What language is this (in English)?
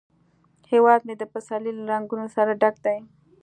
Pashto